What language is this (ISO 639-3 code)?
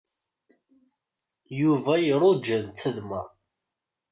kab